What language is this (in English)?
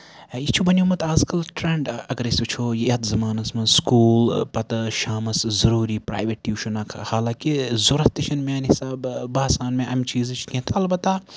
Kashmiri